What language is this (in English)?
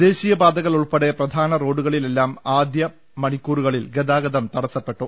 Malayalam